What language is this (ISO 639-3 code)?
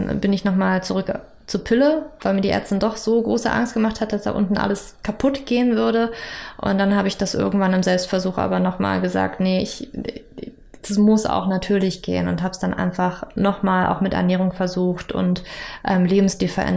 deu